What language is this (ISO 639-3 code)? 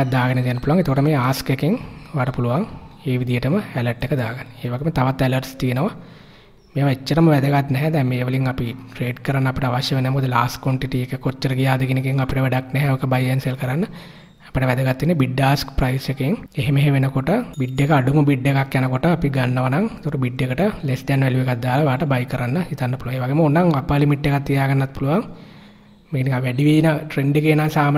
ind